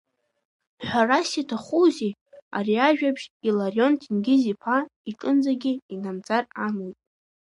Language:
Abkhazian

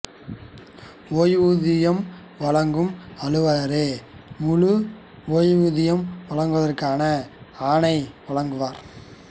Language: Tamil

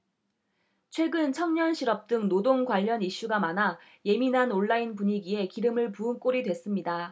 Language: Korean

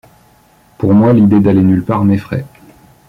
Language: French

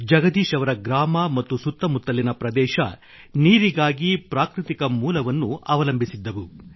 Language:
Kannada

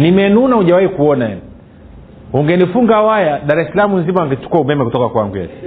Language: Swahili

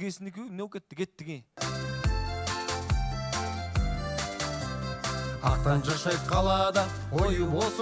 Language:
Turkish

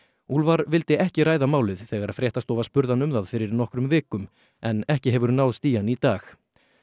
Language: Icelandic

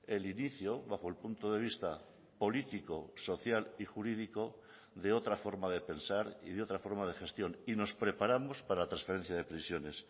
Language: Spanish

